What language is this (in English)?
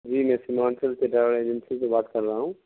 Urdu